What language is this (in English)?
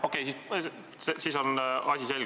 Estonian